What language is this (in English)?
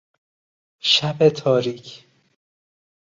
Persian